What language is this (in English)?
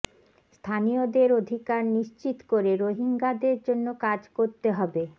Bangla